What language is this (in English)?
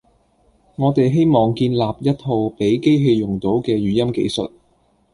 Cantonese